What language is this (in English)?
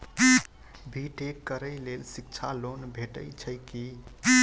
Maithili